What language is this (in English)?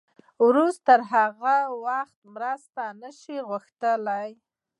Pashto